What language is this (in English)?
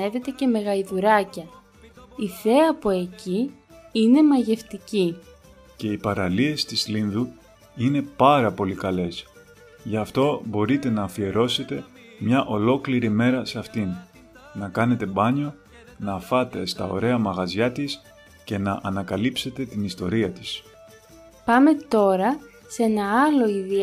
Greek